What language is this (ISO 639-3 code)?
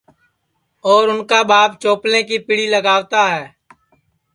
ssi